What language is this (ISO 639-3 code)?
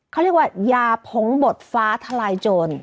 tha